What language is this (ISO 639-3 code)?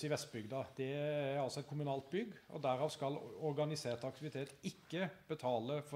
nor